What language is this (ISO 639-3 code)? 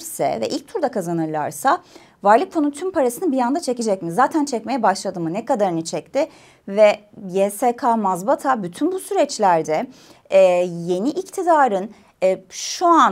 tur